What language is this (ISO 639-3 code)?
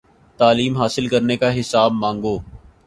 urd